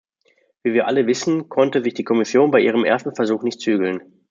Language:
German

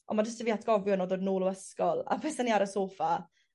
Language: Welsh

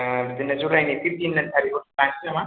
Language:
Bodo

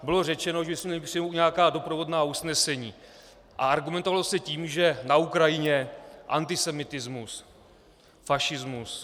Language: Czech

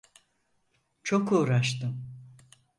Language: Turkish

